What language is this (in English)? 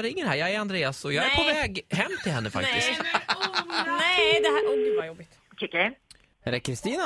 Swedish